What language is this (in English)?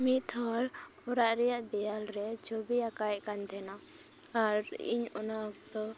Santali